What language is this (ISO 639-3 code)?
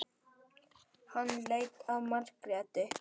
isl